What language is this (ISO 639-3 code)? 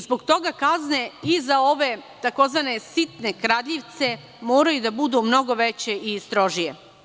srp